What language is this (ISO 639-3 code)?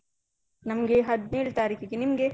kan